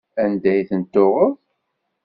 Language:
Kabyle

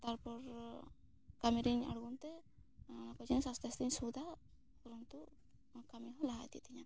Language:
Santali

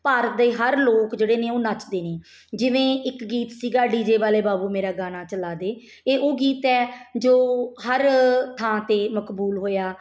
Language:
Punjabi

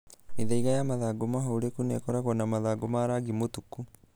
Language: Kikuyu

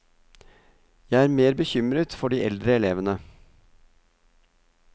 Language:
Norwegian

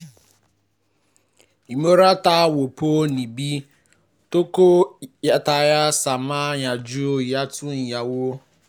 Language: Yoruba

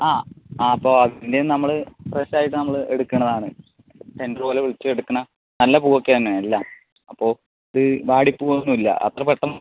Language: Malayalam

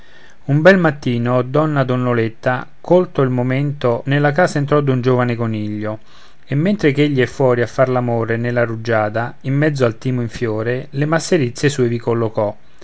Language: Italian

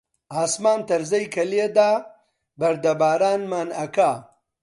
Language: Central Kurdish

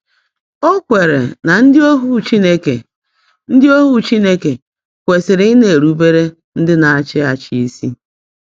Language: Igbo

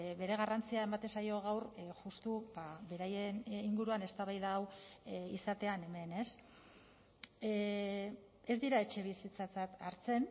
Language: Basque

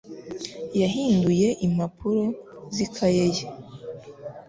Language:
Kinyarwanda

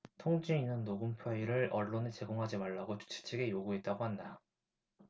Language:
Korean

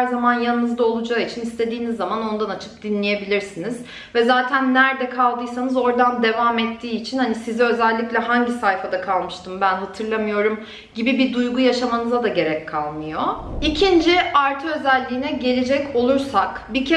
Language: Turkish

